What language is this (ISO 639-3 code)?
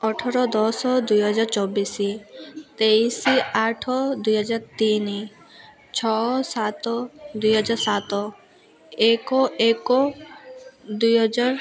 ori